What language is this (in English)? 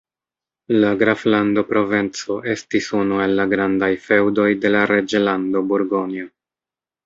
Esperanto